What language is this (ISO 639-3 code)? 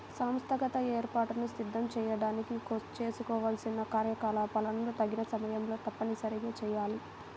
tel